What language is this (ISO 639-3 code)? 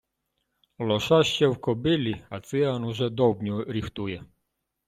ukr